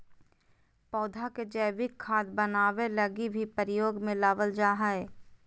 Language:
Magahi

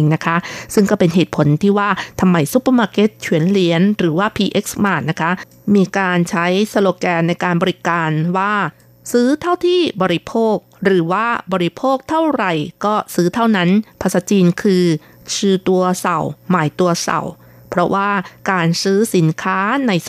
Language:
Thai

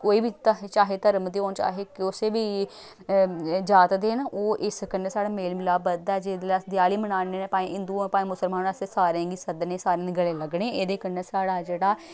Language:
Dogri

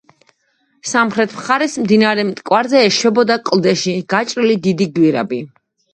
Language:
Georgian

